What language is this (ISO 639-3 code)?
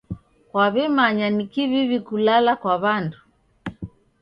dav